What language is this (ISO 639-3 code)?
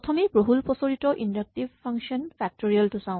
asm